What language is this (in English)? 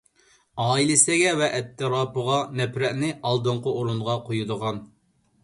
Uyghur